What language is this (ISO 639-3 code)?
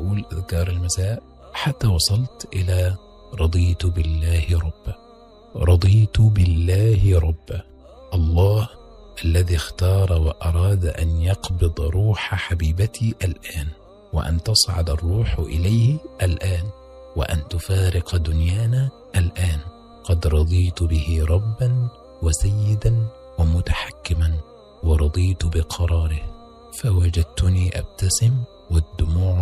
ara